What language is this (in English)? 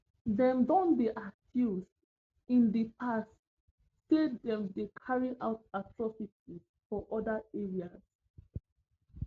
Nigerian Pidgin